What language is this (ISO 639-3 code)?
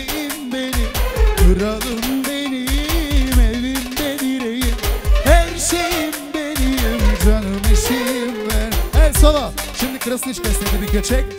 tur